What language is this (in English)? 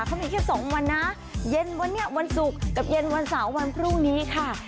Thai